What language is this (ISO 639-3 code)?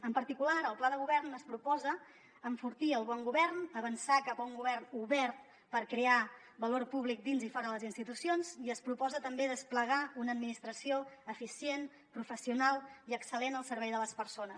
cat